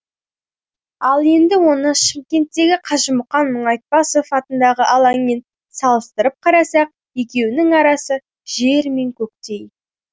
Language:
Kazakh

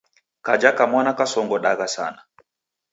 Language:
Taita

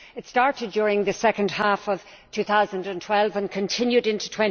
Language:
English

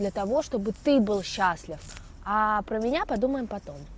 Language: Russian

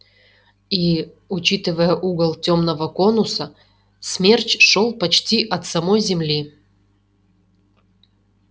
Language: Russian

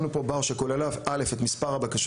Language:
Hebrew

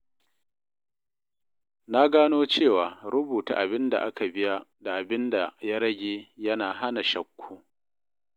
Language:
Hausa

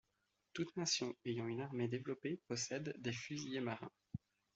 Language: French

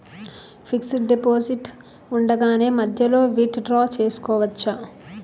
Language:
Telugu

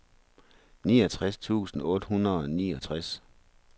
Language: Danish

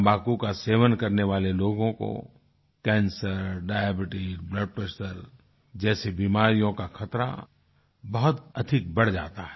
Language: Hindi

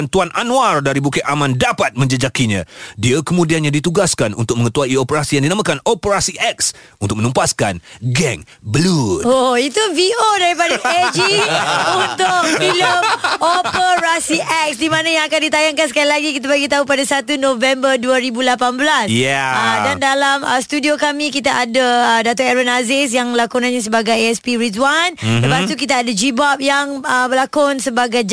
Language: Malay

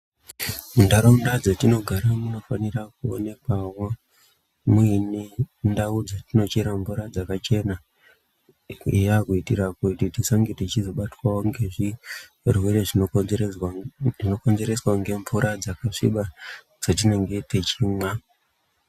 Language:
Ndau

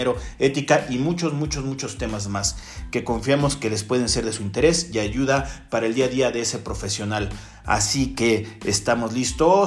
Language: Spanish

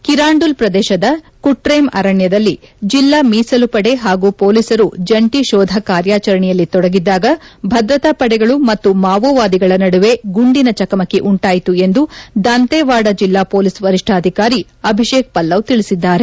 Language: Kannada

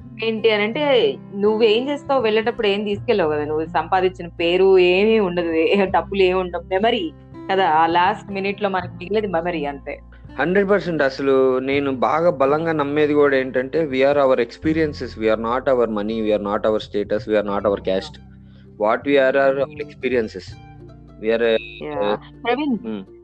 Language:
Telugu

